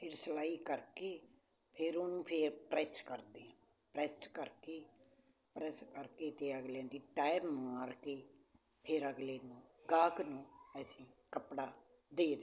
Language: Punjabi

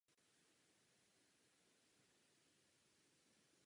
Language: Czech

